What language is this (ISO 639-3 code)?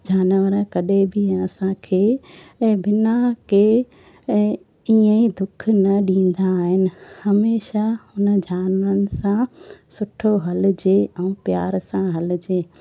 snd